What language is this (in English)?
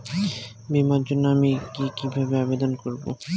Bangla